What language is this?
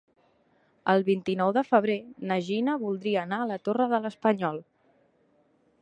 Catalan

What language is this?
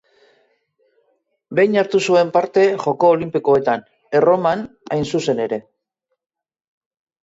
Basque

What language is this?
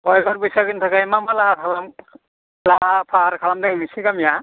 Bodo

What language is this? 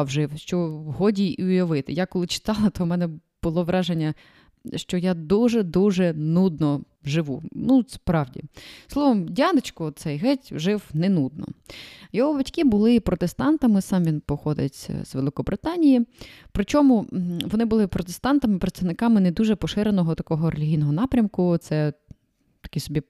Ukrainian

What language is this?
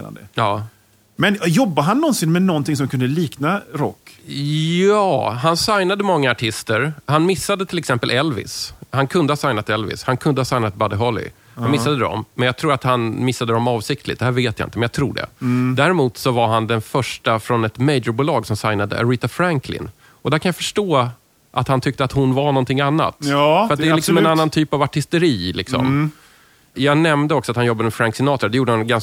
Swedish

